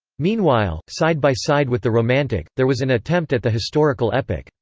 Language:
English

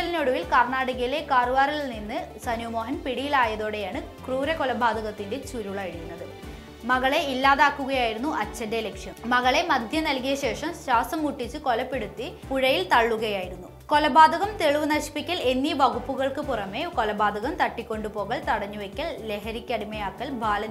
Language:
Malayalam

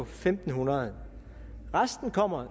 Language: Danish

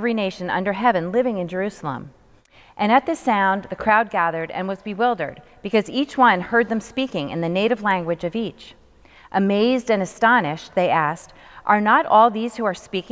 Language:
English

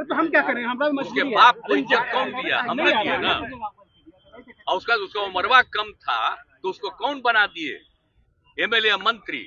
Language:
Hindi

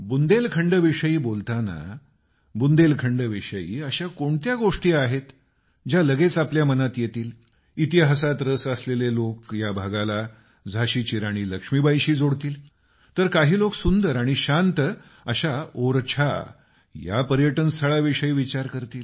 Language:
Marathi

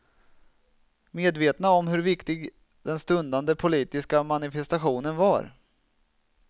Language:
Swedish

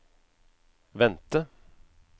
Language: Norwegian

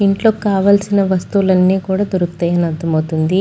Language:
Telugu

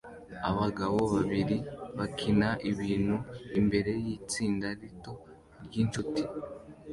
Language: Kinyarwanda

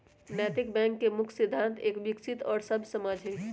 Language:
Magahi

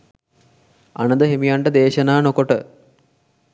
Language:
Sinhala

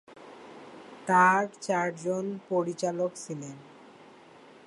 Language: Bangla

